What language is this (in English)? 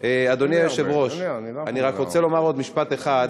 Hebrew